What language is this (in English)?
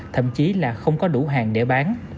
Vietnamese